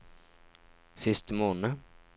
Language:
Norwegian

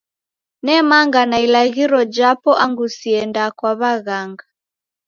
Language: Taita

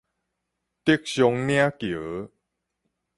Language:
Min Nan Chinese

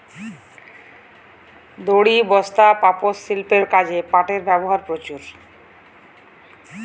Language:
Bangla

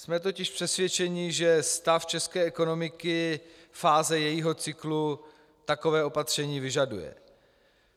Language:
Czech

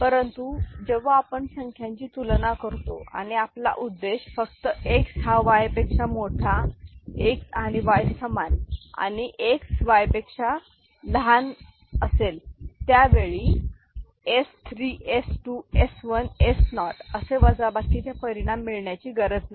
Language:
Marathi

